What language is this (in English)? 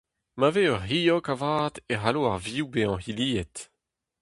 Breton